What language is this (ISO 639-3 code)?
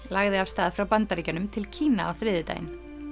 isl